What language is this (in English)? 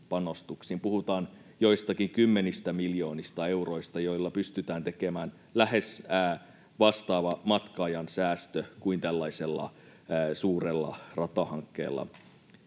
Finnish